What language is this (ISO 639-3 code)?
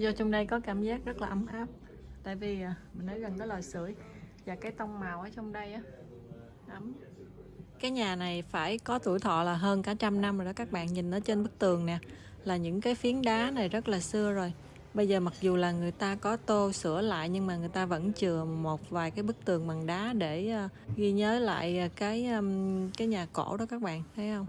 vie